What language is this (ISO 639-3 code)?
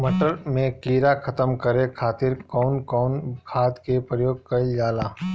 bho